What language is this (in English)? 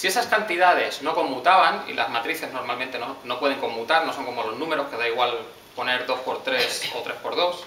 Spanish